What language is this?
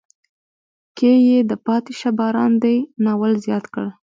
Pashto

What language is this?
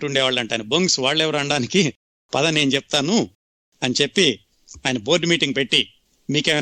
Telugu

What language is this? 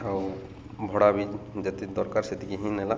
Odia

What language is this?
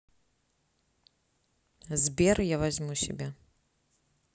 Russian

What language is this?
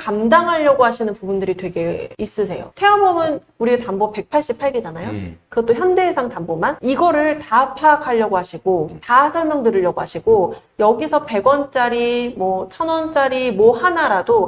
Korean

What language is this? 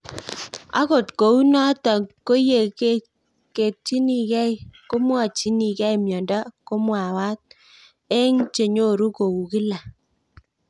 Kalenjin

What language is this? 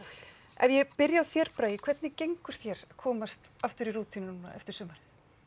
Icelandic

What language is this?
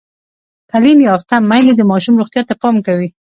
Pashto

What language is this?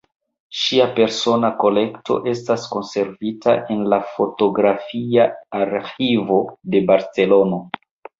Esperanto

